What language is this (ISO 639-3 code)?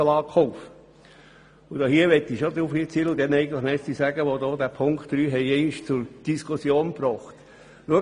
gsw